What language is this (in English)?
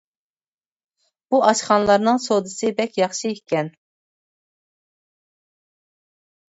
Uyghur